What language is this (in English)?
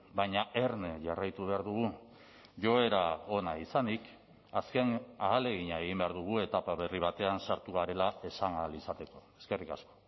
Basque